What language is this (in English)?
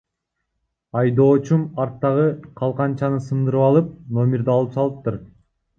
Kyrgyz